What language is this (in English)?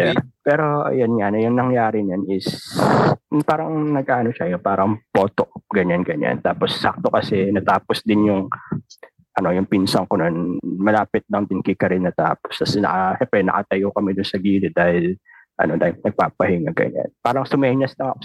Filipino